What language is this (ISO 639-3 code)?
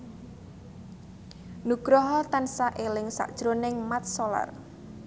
jav